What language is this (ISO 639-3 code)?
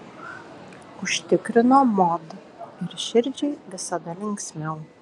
lit